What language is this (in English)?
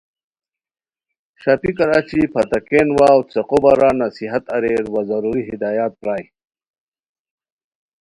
Khowar